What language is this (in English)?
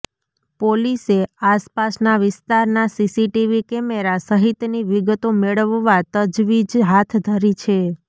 Gujarati